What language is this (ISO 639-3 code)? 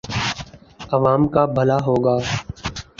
urd